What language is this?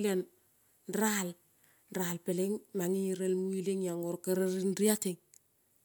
Kol (Papua New Guinea)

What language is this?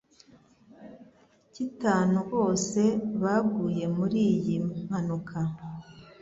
Kinyarwanda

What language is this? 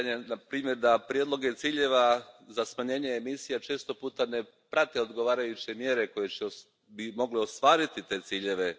Croatian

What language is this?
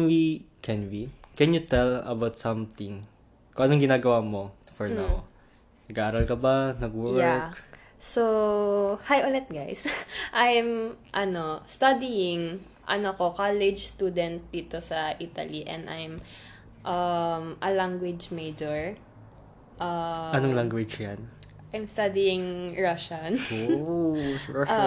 Filipino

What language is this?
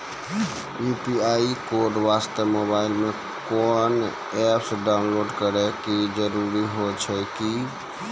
Maithili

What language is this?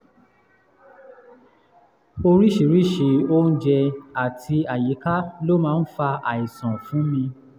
Yoruba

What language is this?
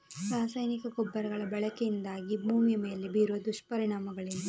Kannada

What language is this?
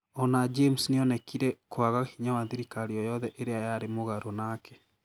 Kikuyu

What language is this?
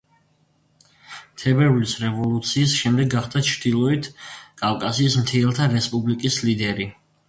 Georgian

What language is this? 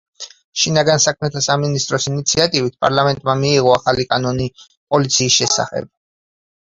Georgian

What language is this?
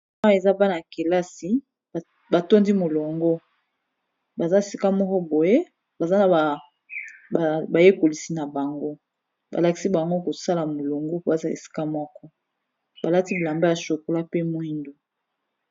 Lingala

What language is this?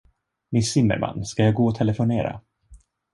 Swedish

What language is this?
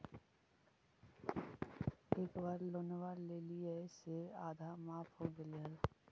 Magahi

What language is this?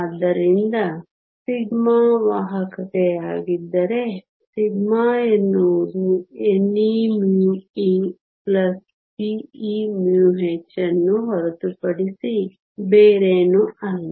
Kannada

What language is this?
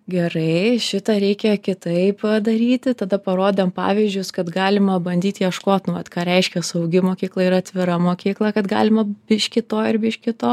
Lithuanian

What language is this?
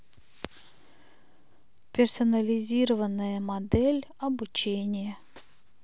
Russian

